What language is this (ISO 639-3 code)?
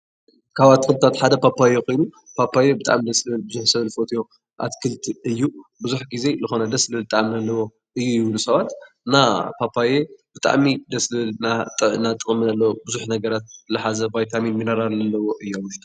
tir